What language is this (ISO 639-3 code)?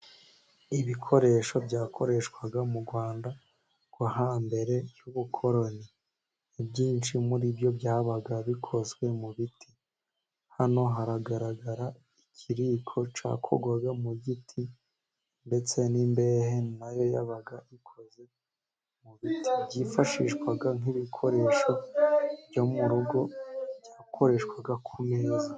kin